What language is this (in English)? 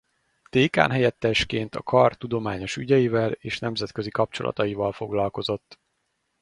Hungarian